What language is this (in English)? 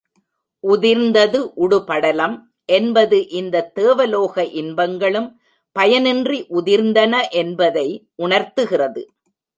Tamil